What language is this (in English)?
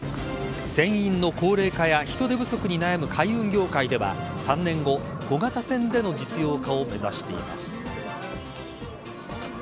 Japanese